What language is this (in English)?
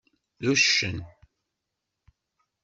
Kabyle